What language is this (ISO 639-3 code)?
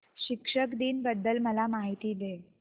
mar